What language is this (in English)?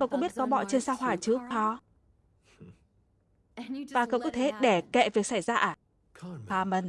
Vietnamese